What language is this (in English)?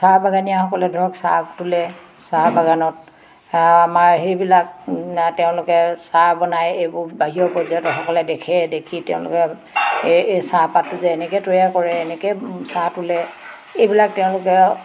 Assamese